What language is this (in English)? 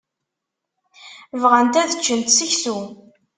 Kabyle